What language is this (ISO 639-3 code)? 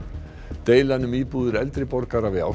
isl